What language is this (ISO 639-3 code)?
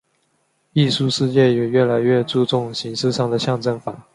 zho